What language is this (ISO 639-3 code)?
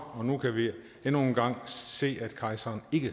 dan